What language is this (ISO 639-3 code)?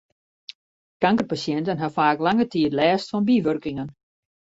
fry